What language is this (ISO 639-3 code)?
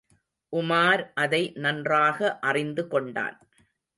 tam